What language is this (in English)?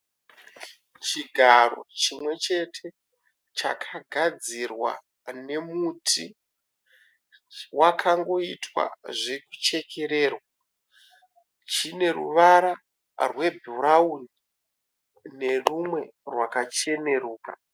Shona